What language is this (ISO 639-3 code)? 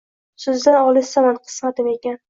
uzb